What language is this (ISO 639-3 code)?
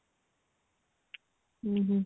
ori